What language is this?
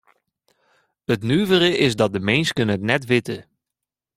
Western Frisian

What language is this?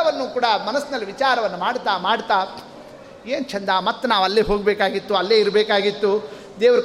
Kannada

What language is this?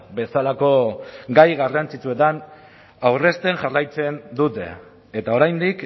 Basque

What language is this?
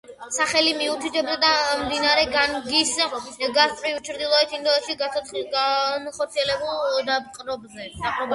Georgian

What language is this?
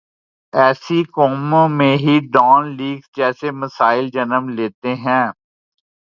Urdu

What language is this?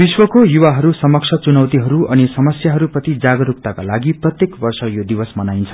Nepali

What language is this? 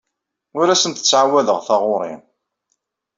Kabyle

